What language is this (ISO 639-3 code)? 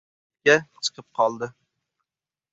uzb